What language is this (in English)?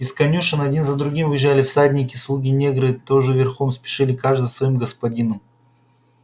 Russian